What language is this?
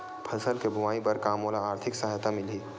Chhattisgarhi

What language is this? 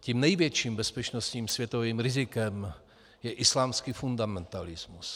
Czech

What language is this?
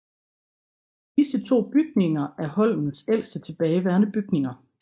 Danish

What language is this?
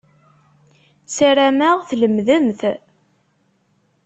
Kabyle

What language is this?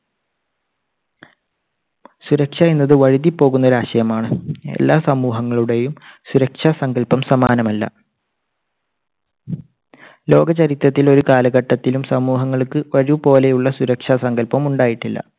Malayalam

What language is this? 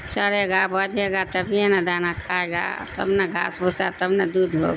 Urdu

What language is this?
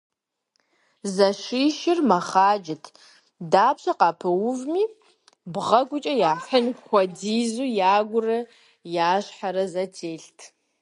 Kabardian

